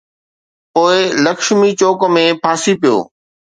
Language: Sindhi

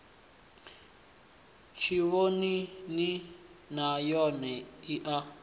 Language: Venda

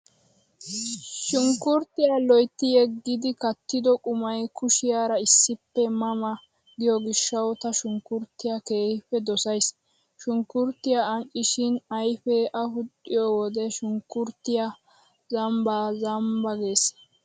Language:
Wolaytta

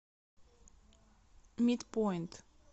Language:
Russian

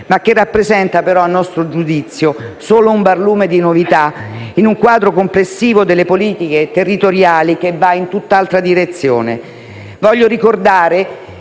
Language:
Italian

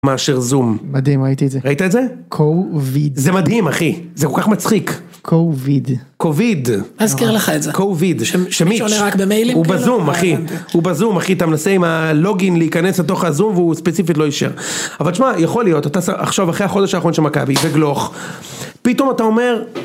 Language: Hebrew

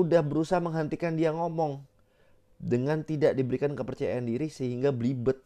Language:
Indonesian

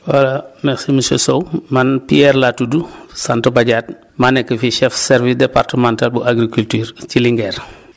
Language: Wolof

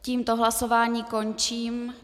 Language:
Czech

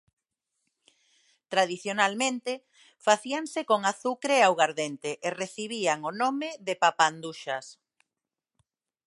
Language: Galician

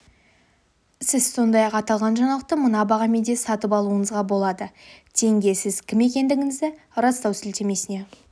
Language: Kazakh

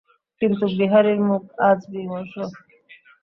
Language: Bangla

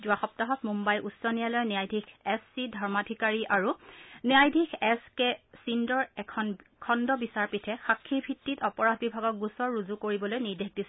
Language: Assamese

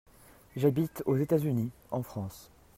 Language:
French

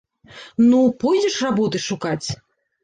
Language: Belarusian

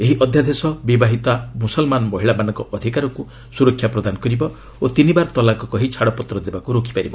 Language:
Odia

